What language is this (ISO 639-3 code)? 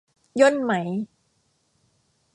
tha